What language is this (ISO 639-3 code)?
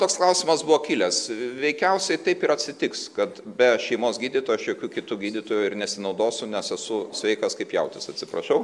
lit